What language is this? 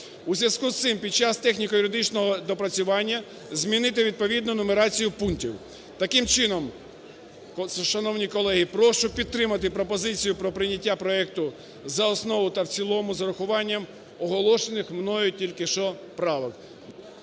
Ukrainian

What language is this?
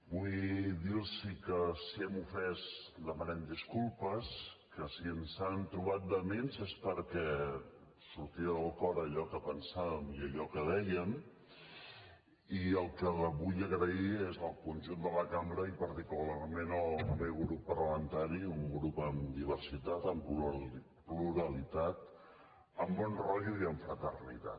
Catalan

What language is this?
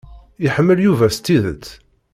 Kabyle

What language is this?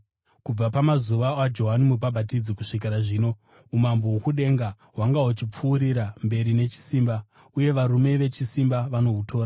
Shona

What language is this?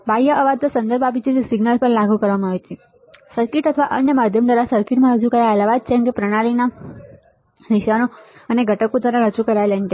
Gujarati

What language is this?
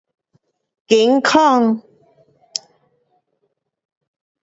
Pu-Xian Chinese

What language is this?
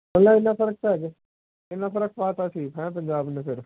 Punjabi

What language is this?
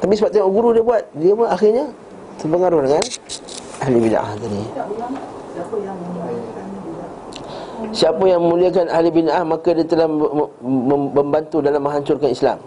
Malay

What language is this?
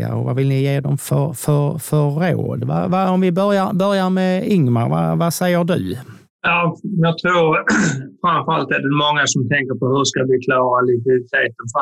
Swedish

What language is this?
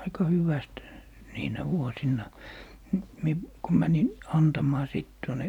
Finnish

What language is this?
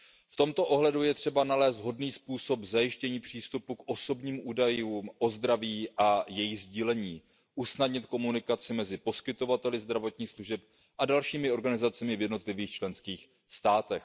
Czech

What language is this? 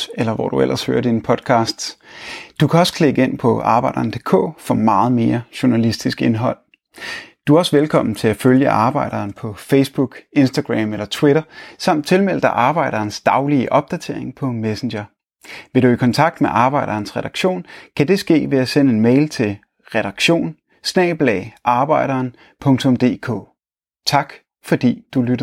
Danish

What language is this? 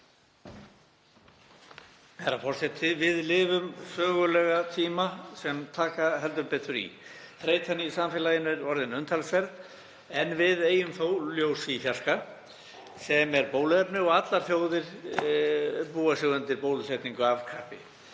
Icelandic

